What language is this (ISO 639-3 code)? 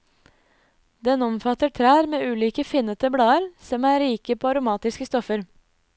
nor